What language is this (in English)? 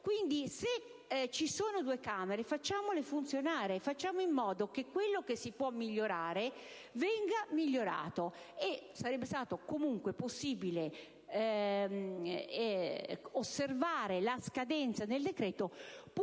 Italian